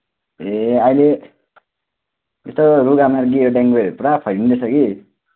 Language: Nepali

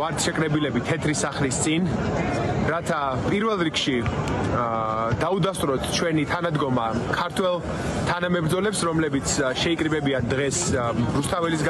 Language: Romanian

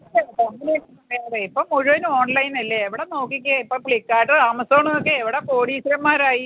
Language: Malayalam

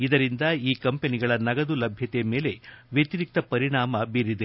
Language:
Kannada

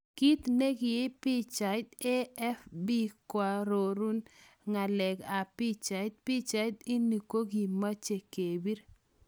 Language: Kalenjin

